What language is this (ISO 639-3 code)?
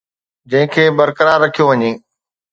snd